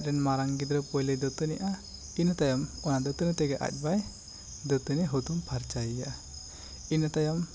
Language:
Santali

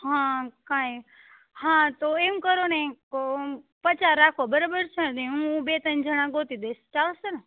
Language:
Gujarati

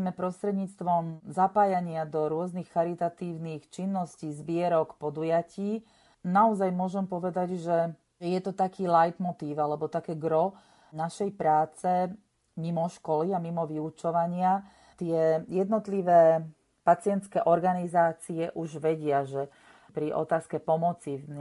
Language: Slovak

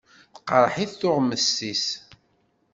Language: Kabyle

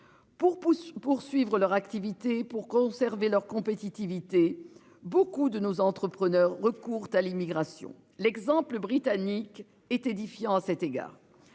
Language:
French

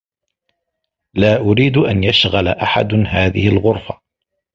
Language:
Arabic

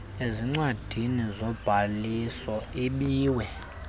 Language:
Xhosa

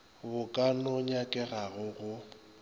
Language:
Northern Sotho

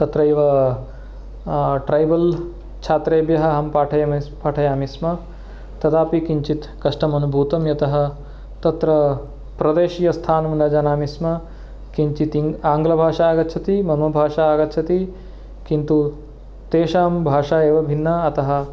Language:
Sanskrit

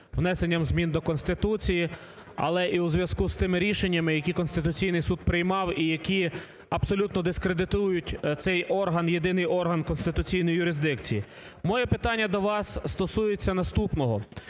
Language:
Ukrainian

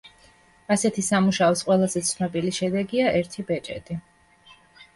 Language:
Georgian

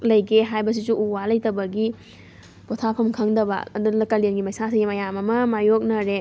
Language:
Manipuri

